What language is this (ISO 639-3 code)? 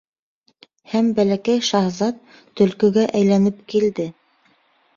bak